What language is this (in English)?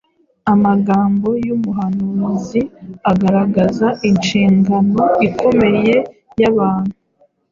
Kinyarwanda